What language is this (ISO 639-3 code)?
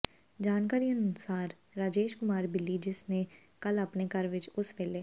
pan